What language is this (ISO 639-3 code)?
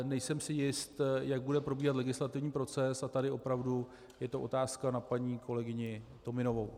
ces